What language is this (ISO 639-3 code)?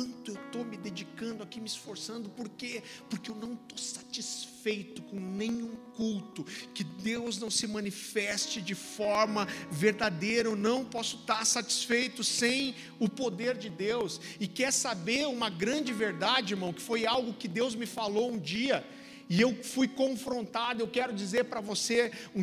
por